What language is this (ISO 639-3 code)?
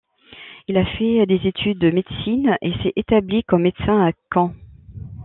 fra